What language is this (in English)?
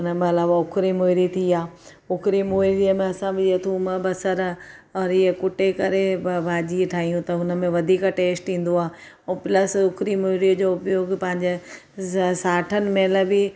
Sindhi